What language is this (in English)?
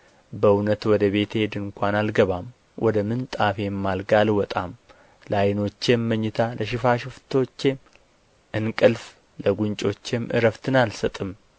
Amharic